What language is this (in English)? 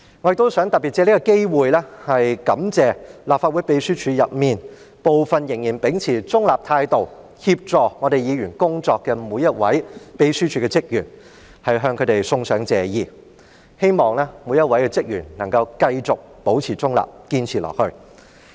Cantonese